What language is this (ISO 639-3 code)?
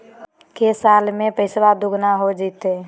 mag